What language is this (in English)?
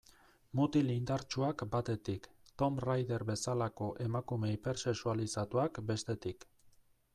Basque